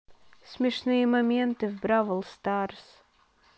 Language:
Russian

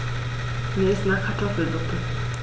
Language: German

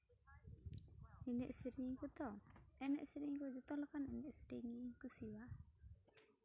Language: Santali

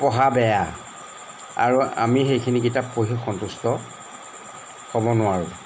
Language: Assamese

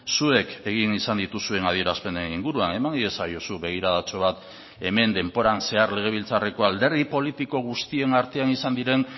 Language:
Basque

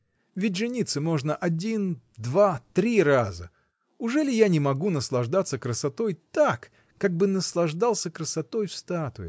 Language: Russian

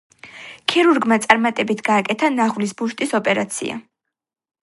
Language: Georgian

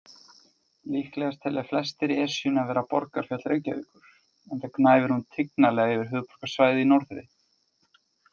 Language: Icelandic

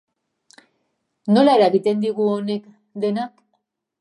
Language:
Basque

